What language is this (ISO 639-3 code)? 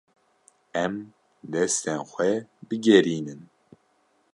kur